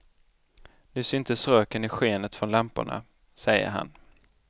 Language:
Swedish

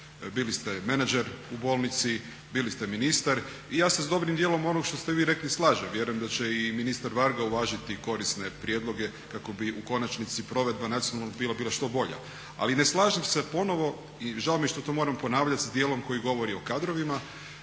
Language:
Croatian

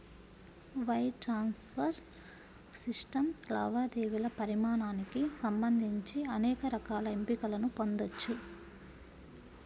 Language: Telugu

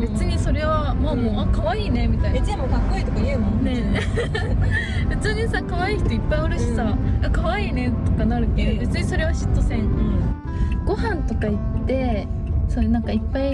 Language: Japanese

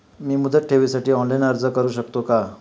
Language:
Marathi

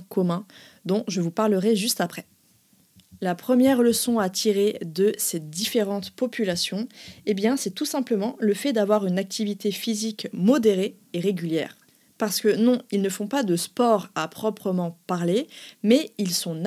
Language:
French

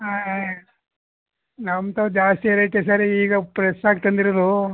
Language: Kannada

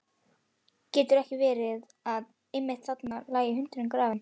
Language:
Icelandic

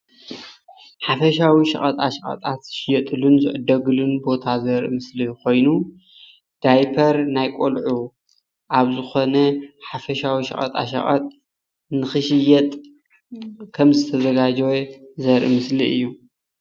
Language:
Tigrinya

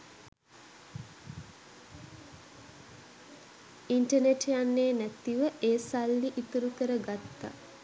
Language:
Sinhala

